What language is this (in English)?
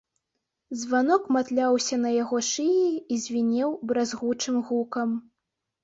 Belarusian